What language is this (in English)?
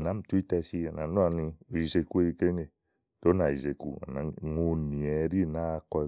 Igo